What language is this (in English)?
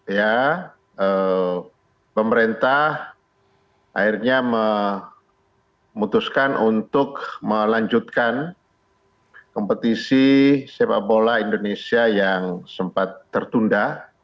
Indonesian